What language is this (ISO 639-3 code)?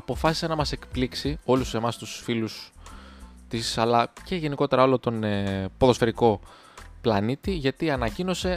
ell